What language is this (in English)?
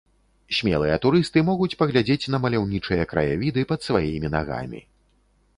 Belarusian